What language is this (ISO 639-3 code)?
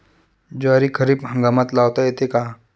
mar